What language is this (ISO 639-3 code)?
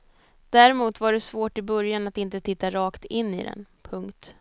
swe